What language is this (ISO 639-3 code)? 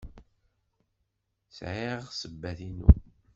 kab